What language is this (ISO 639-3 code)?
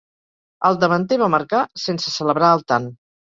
cat